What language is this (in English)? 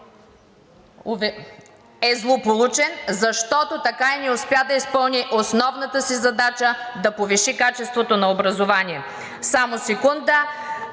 Bulgarian